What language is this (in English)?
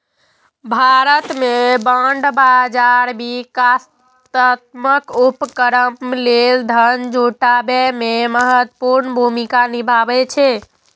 Maithili